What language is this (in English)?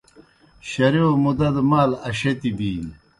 Kohistani Shina